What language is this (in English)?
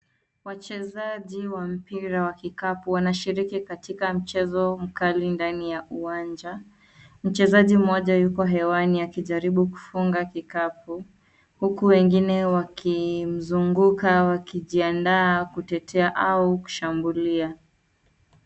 Swahili